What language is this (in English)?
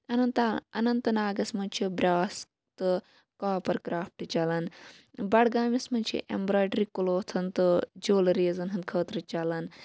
Kashmiri